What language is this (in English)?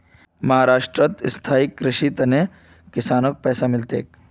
Magahi